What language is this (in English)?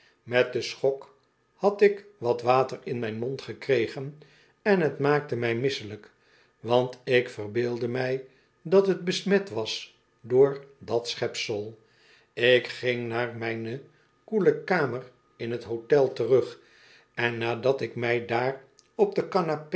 Dutch